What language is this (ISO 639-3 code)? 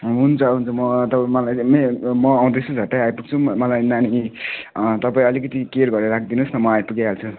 nep